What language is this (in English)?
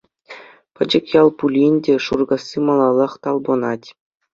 Chuvash